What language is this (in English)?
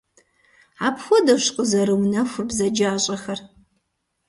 Kabardian